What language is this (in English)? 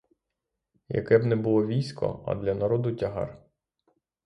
Ukrainian